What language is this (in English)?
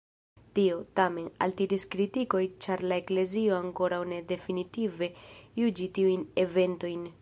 Esperanto